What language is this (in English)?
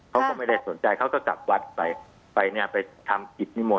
Thai